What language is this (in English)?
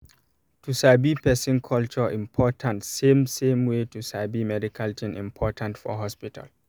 Nigerian Pidgin